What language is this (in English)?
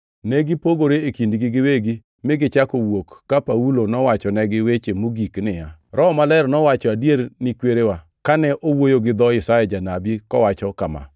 Luo (Kenya and Tanzania)